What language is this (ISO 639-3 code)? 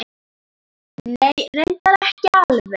isl